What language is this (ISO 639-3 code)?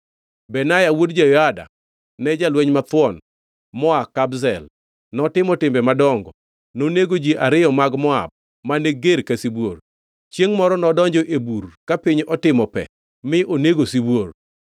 luo